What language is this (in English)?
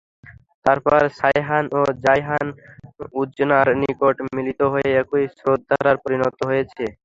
Bangla